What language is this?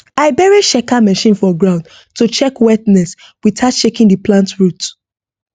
Nigerian Pidgin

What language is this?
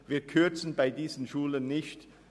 Swiss German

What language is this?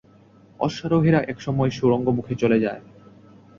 Bangla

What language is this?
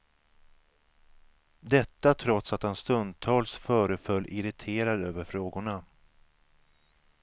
Swedish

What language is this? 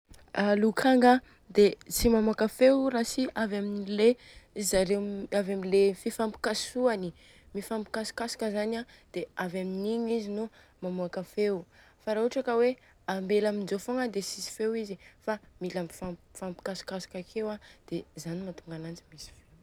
Southern Betsimisaraka Malagasy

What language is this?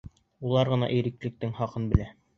Bashkir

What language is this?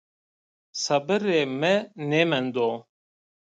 Zaza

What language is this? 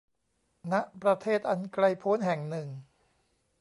Thai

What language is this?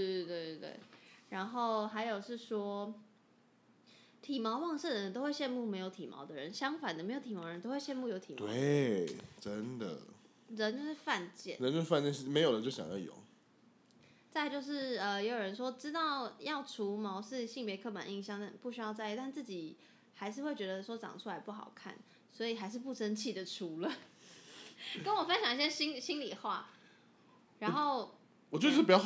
Chinese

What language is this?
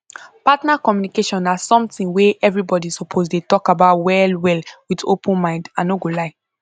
Nigerian Pidgin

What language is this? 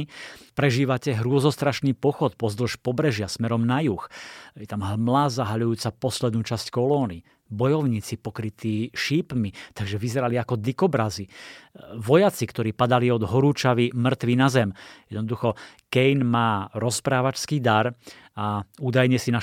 Slovak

